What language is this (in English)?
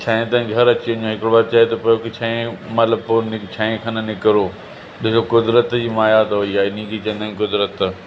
Sindhi